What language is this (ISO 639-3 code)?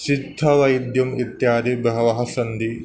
san